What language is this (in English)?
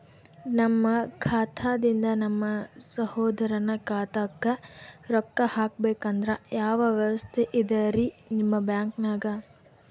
Kannada